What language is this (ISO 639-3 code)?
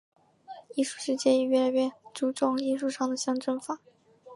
zho